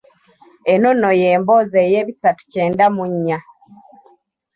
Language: Ganda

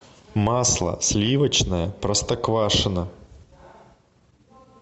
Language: Russian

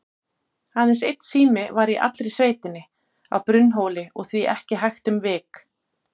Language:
Icelandic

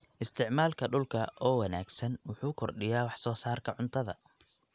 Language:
Somali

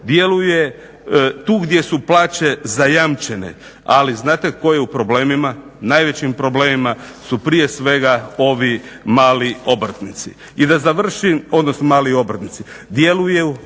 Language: Croatian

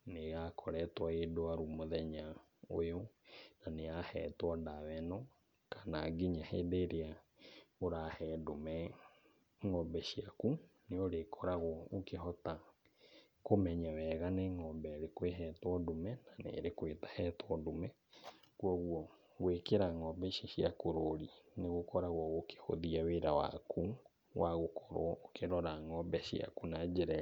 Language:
Kikuyu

